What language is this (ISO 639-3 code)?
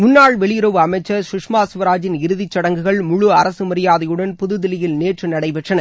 tam